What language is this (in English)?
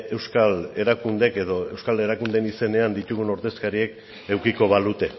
Basque